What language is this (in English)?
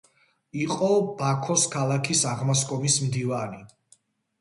Georgian